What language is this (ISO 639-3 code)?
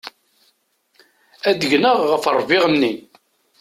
kab